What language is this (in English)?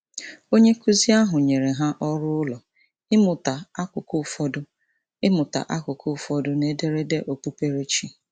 Igbo